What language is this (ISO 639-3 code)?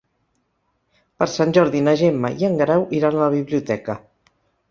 cat